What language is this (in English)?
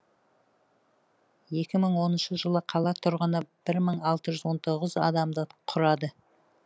Kazakh